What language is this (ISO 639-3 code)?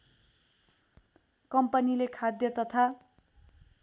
nep